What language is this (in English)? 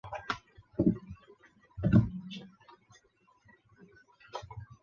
Chinese